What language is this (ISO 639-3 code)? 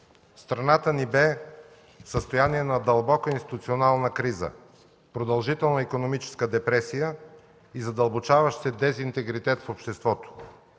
bul